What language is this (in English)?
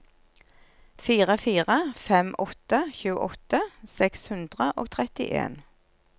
Norwegian